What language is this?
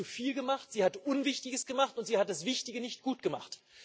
German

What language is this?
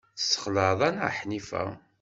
Kabyle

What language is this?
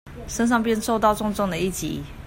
Chinese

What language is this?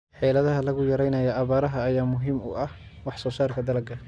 Somali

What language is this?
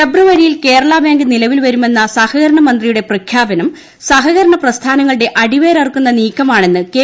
Malayalam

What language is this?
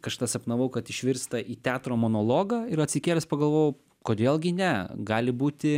Lithuanian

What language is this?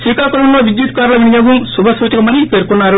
Telugu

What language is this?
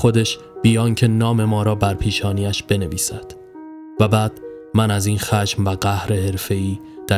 Persian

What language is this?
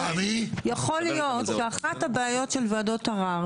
Hebrew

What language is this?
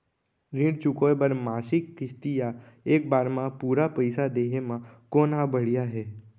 Chhattisgarhi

